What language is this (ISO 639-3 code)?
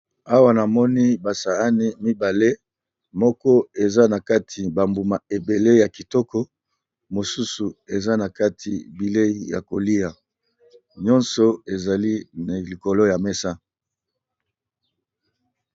lin